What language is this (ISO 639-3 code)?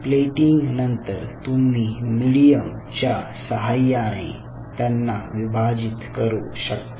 mar